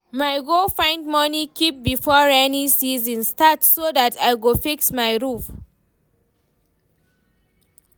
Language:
Nigerian Pidgin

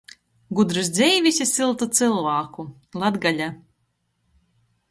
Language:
Latgalian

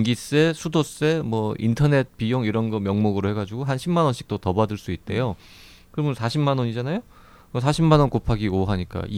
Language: Korean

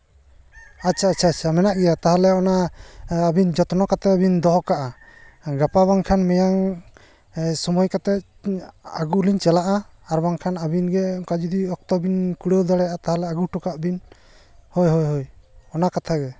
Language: Santali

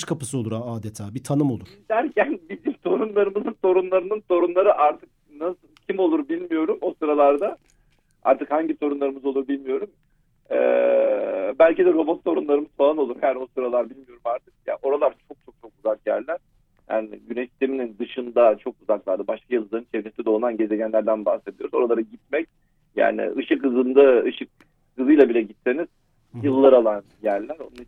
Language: Turkish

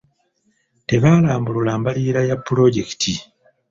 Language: Ganda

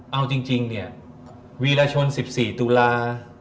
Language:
Thai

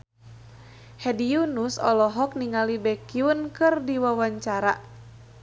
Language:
Sundanese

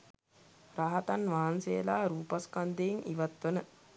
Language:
Sinhala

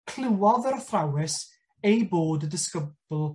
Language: Welsh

